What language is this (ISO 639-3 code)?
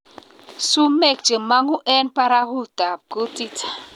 kln